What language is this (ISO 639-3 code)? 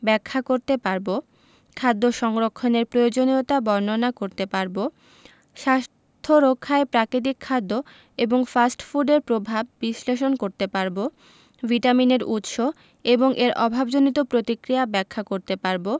ben